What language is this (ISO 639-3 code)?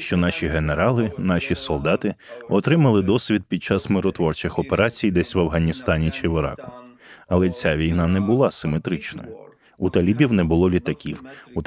ukr